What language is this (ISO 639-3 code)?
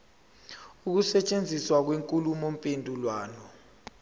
zul